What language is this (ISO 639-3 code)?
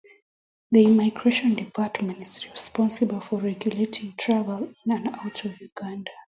kln